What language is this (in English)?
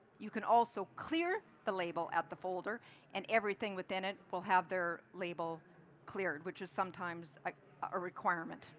English